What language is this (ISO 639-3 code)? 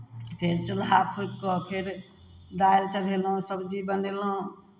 mai